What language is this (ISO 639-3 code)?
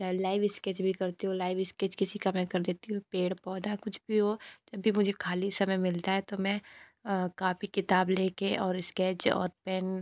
hin